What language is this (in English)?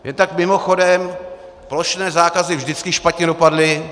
Czech